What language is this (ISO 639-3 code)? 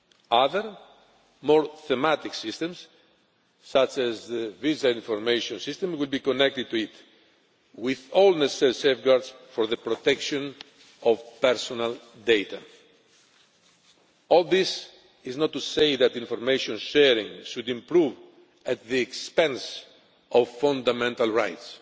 eng